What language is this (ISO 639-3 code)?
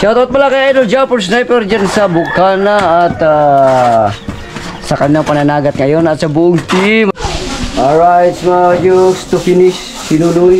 fil